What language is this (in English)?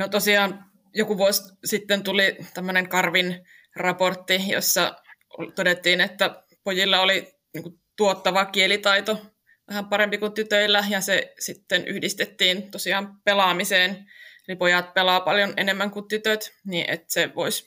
Finnish